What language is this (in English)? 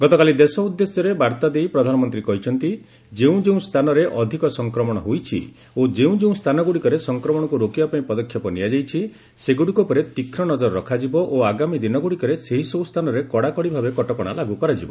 Odia